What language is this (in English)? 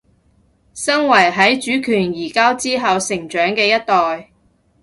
Cantonese